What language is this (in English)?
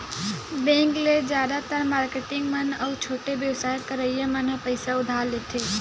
Chhattisgarhi